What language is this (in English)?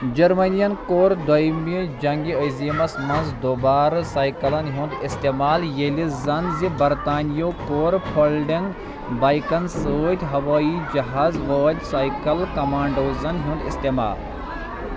Kashmiri